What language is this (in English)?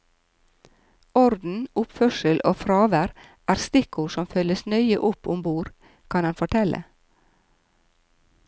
Norwegian